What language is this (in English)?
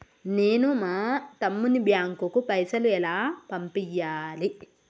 Telugu